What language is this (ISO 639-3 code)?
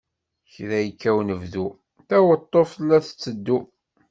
kab